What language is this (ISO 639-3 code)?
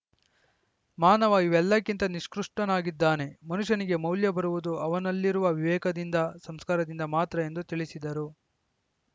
kan